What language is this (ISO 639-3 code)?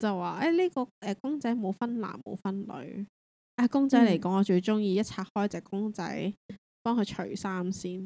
zho